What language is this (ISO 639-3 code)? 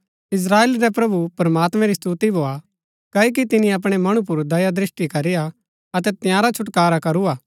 gbk